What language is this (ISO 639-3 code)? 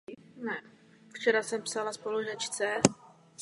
ces